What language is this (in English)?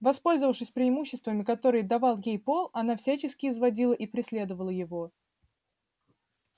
Russian